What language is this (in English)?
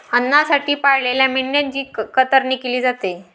Marathi